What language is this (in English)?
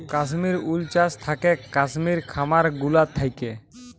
Bangla